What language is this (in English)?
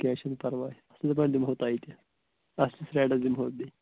Kashmiri